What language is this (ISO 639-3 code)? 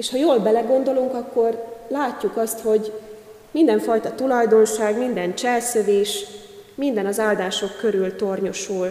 hun